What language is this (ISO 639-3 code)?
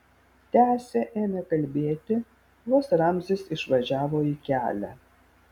lit